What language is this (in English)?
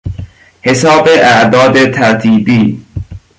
Persian